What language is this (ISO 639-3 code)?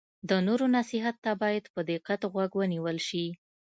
pus